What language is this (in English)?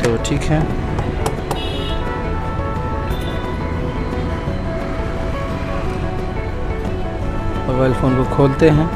Hindi